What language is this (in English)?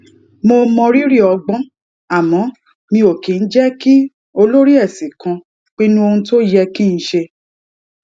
Yoruba